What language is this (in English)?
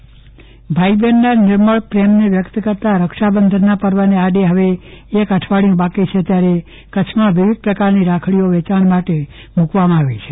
Gujarati